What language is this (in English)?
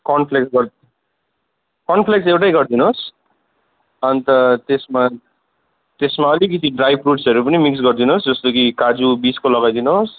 Nepali